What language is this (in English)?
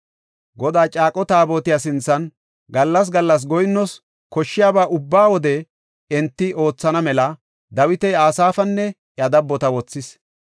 Gofa